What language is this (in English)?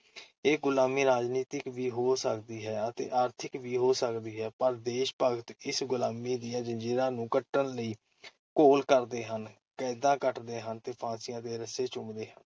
Punjabi